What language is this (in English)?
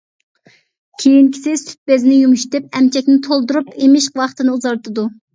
Uyghur